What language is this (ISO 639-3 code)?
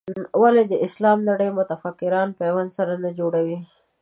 pus